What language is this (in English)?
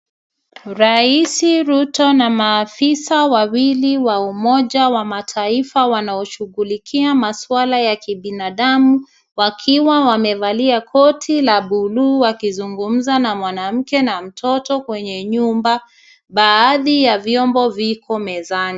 Swahili